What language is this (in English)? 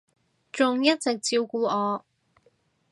Cantonese